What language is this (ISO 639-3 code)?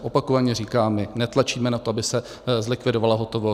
ces